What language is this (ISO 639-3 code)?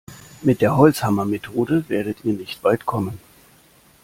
deu